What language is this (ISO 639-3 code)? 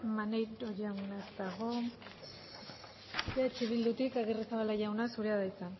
eus